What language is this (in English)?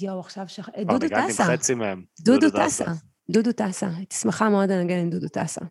Hebrew